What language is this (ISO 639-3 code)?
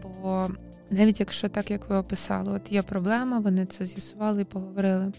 ukr